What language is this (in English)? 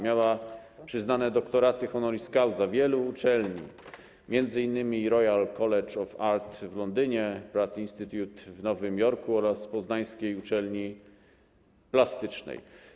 Polish